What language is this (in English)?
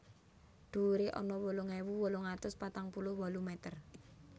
Javanese